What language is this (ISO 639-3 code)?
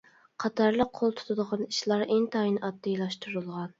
uig